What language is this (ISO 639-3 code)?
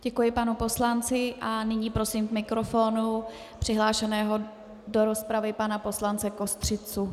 ces